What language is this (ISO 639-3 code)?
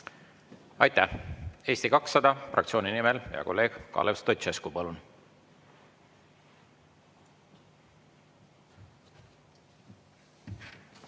est